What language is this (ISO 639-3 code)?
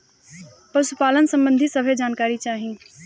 bho